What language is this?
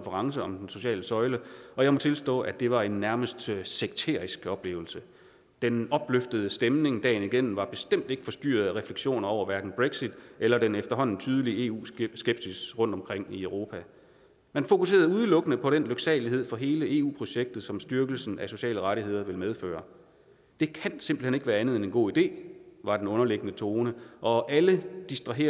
Danish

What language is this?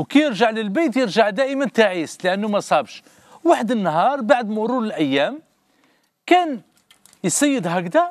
Arabic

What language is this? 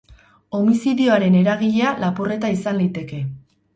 Basque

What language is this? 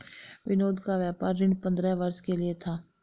Hindi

